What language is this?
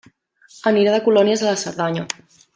Catalan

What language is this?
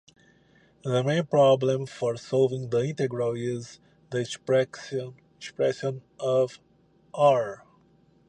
English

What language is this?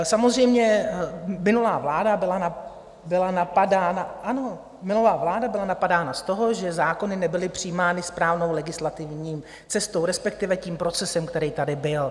Czech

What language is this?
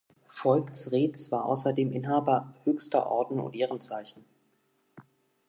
German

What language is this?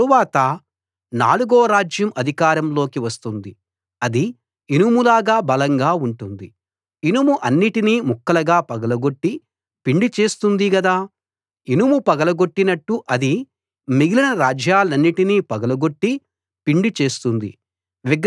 Telugu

